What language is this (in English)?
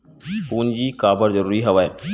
Chhattisgarhi